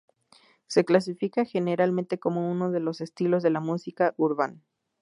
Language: Spanish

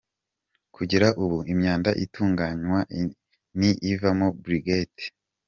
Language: Kinyarwanda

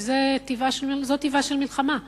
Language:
Hebrew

